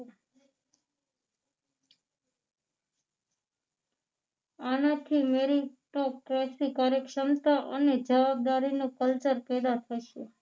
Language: Gujarati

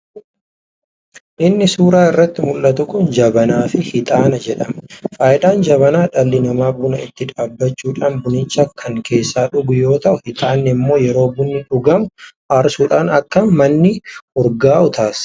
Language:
Oromo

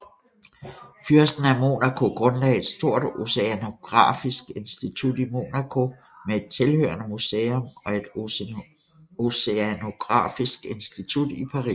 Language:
Danish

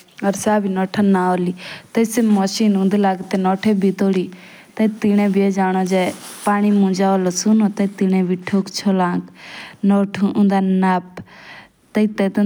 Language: Jaunsari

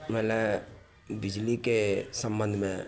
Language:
Maithili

